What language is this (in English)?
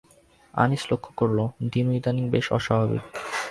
Bangla